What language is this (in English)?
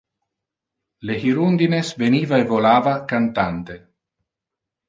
Interlingua